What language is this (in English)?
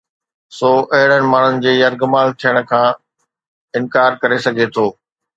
Sindhi